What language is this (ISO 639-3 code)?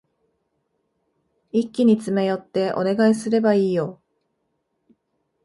jpn